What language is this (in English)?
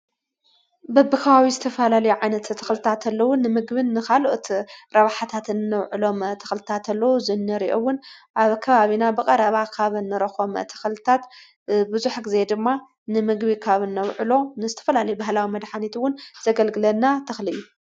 Tigrinya